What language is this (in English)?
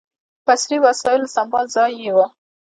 Pashto